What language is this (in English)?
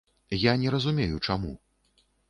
Belarusian